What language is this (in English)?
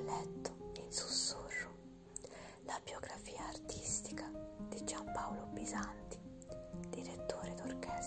Italian